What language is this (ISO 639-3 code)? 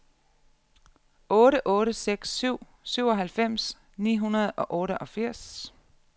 dan